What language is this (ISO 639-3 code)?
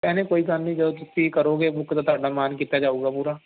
pan